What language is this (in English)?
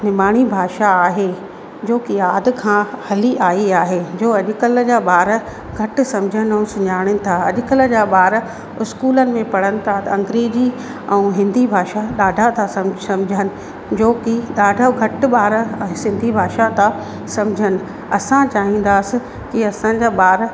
Sindhi